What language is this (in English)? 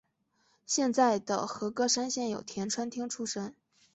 Chinese